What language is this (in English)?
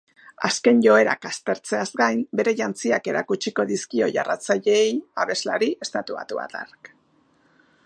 Basque